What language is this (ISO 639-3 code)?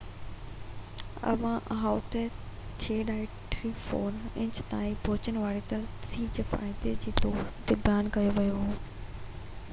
snd